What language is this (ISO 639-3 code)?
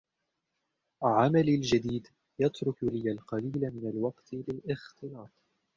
ara